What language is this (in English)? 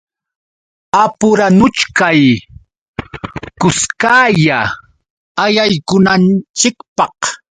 Yauyos Quechua